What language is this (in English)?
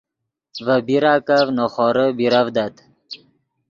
Yidgha